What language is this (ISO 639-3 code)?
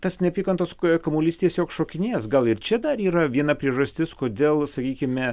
lit